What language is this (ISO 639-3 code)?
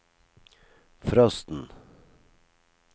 nor